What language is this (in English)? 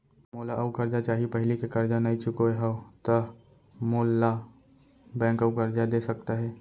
Chhattisgarhi